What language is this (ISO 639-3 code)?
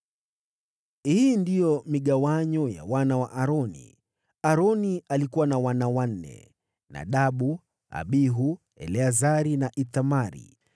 swa